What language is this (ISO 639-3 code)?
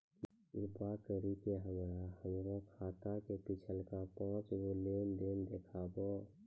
mai